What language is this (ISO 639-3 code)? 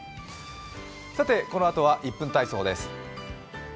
jpn